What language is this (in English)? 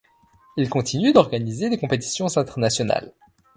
French